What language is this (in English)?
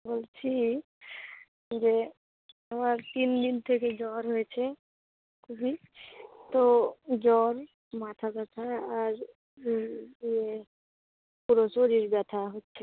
Bangla